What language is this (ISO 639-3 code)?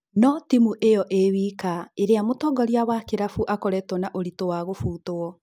kik